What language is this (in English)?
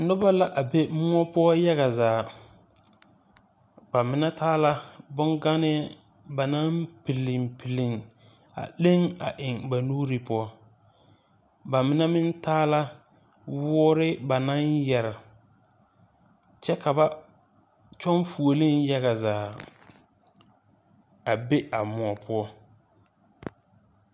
Southern Dagaare